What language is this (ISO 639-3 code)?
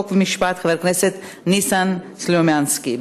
heb